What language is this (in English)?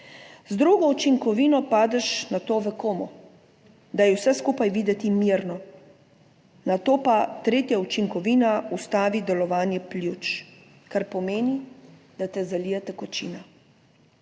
Slovenian